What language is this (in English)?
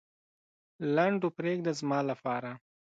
Pashto